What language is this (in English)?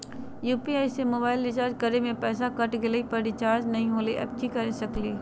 Magahi